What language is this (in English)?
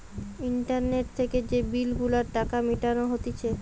Bangla